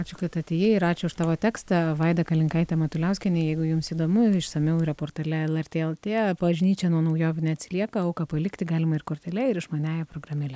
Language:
Lithuanian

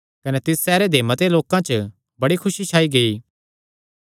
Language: Kangri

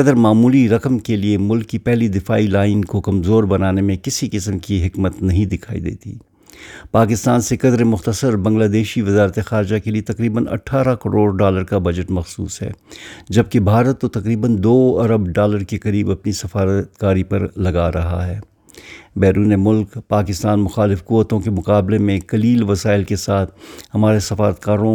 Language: Urdu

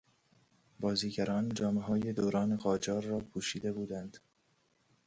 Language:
Persian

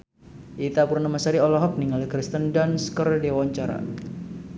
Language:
Sundanese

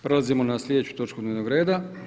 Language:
Croatian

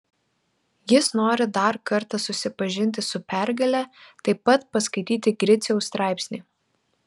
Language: Lithuanian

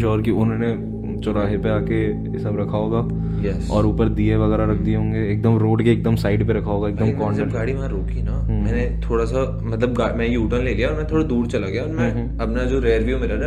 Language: Hindi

